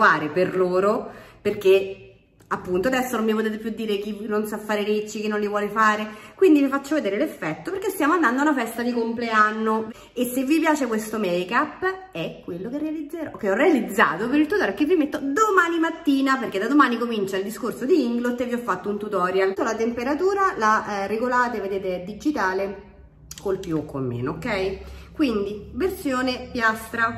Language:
Italian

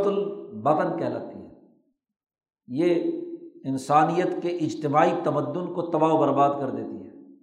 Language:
Urdu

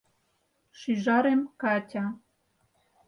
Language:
Mari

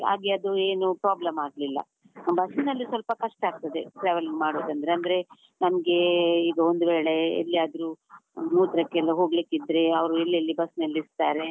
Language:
Kannada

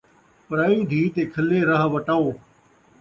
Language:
Saraiki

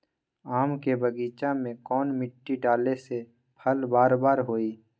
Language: Magahi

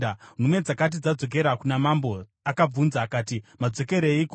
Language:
Shona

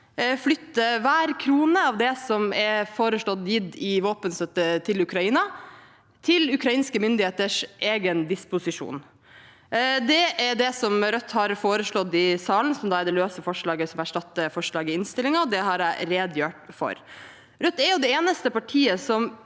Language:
Norwegian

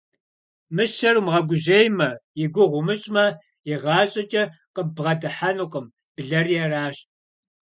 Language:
Kabardian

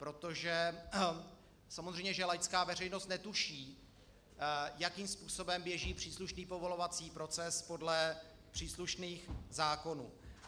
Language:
Czech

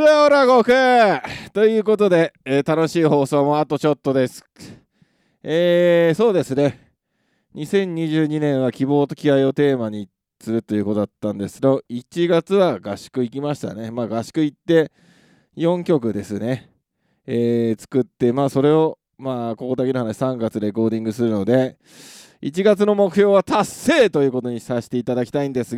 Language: Japanese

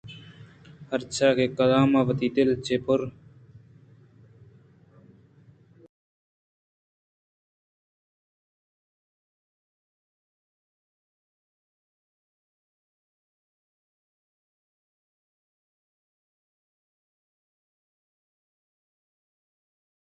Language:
Eastern Balochi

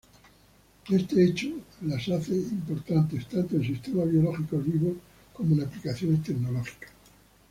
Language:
Spanish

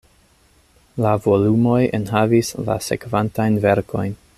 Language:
Esperanto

